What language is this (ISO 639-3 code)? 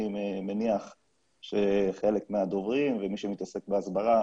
heb